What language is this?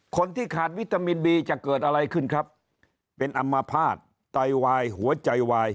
Thai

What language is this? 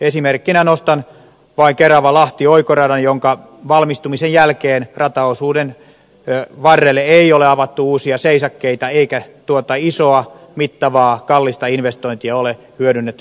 Finnish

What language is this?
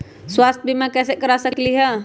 Magahi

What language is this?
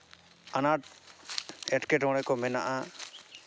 Santali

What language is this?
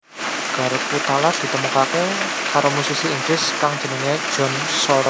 Javanese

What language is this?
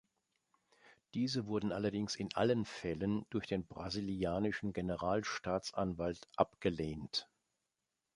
German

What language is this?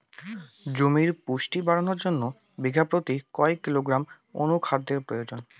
Bangla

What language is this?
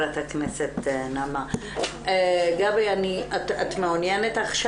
Hebrew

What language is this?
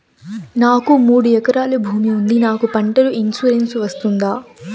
Telugu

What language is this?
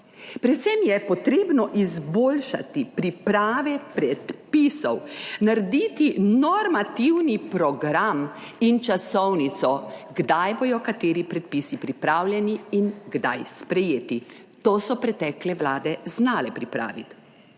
Slovenian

